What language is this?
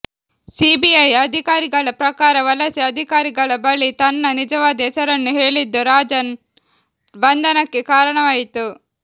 Kannada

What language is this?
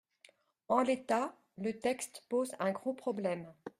French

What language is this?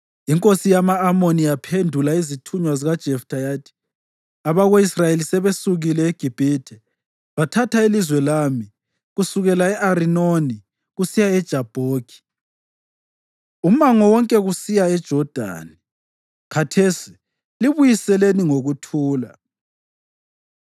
North Ndebele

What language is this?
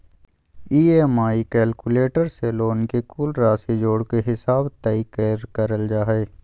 Magahi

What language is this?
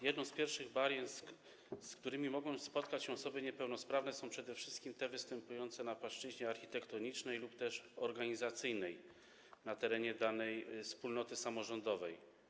Polish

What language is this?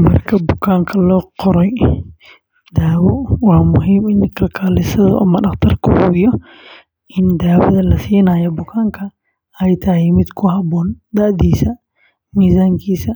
Somali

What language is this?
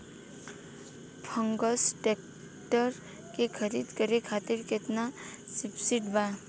Bhojpuri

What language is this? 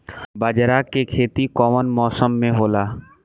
Bhojpuri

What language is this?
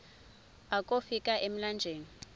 Xhosa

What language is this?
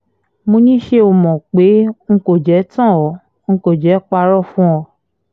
Yoruba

